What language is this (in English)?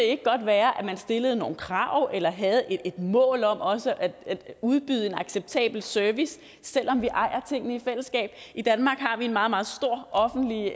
Danish